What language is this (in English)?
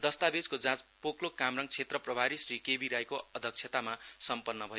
Nepali